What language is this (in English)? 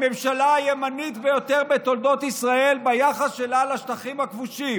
Hebrew